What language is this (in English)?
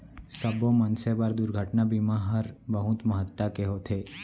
Chhattisgarhi